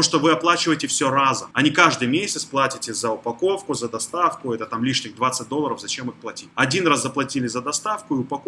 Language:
Russian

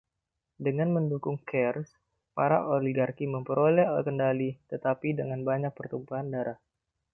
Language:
Indonesian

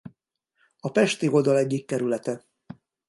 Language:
Hungarian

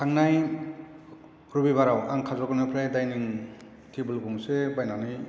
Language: Bodo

